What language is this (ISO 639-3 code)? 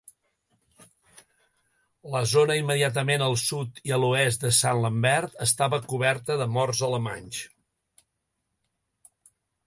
cat